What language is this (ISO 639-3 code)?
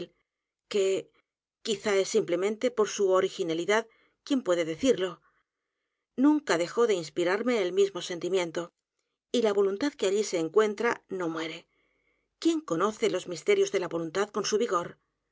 spa